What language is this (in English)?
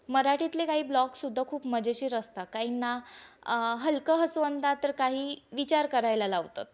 Marathi